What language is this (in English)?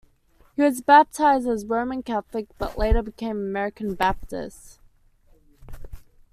English